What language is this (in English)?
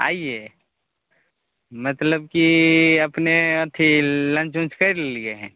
Maithili